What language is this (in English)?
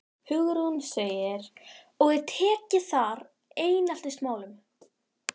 Icelandic